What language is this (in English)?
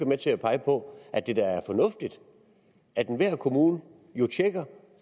Danish